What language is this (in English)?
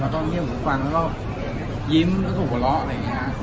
Thai